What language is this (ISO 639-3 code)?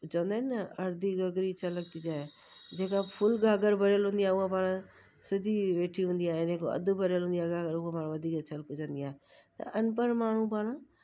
snd